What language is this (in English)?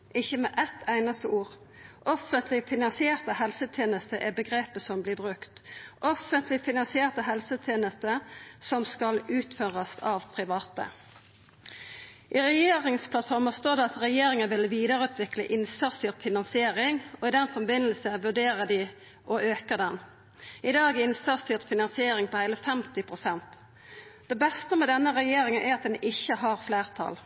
Norwegian Nynorsk